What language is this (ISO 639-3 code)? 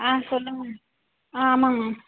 tam